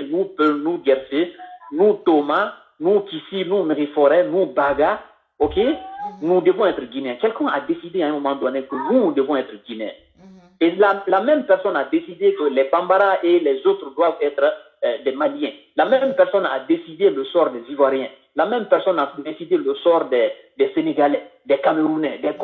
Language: French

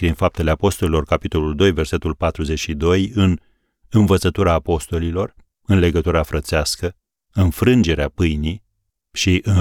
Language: Romanian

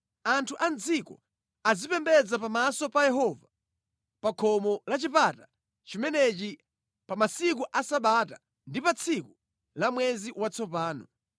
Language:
Nyanja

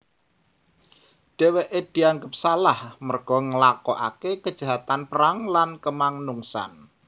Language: Javanese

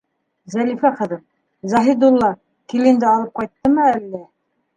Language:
Bashkir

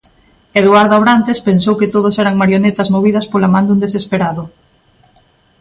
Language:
Galician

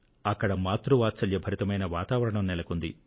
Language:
Telugu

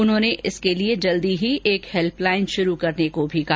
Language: Hindi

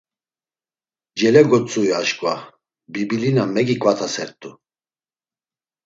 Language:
Laz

